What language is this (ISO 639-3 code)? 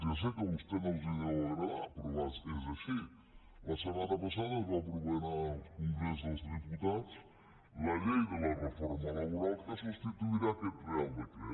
cat